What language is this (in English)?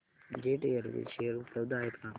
Marathi